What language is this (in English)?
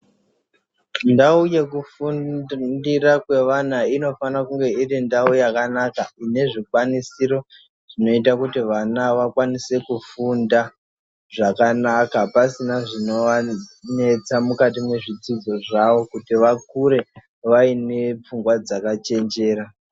Ndau